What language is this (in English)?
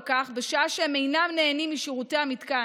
Hebrew